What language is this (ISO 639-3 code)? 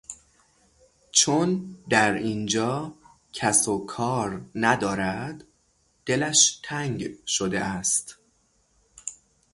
fas